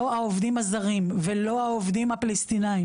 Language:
Hebrew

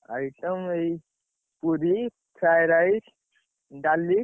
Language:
Odia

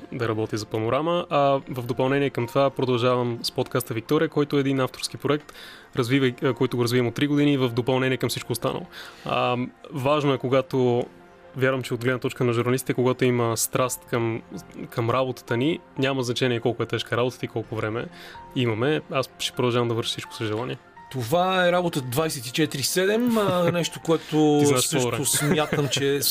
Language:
Bulgarian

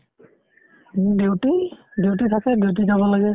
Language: Assamese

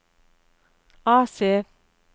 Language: Norwegian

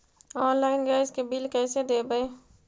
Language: Magahi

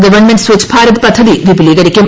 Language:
Malayalam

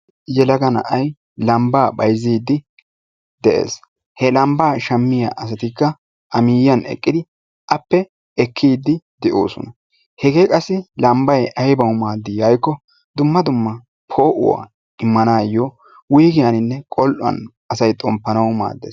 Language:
Wolaytta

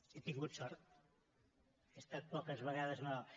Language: Catalan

